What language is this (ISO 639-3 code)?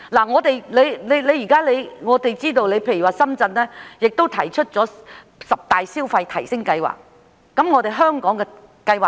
yue